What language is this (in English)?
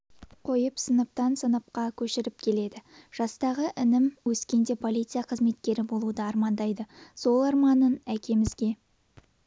Kazakh